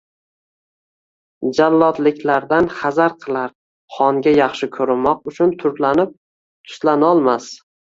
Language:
Uzbek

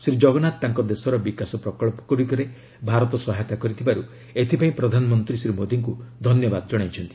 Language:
Odia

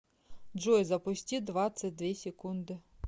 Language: Russian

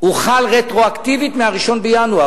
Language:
Hebrew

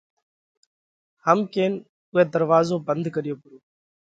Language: Parkari Koli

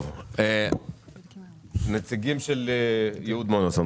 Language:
Hebrew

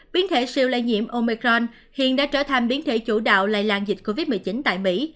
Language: Vietnamese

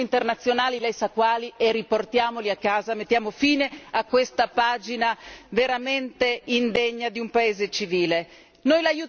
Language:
Italian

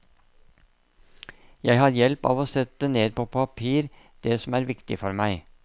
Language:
Norwegian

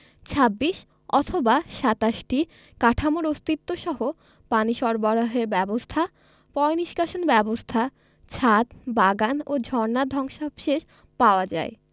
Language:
Bangla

